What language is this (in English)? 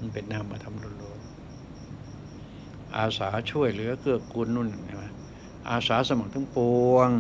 Thai